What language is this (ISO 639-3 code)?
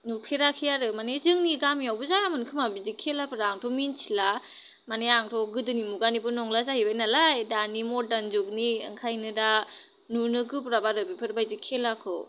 brx